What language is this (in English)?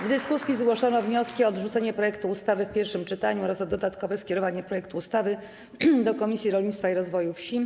Polish